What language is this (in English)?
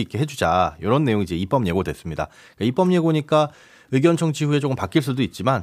Korean